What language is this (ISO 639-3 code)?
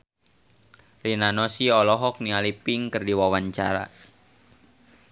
sun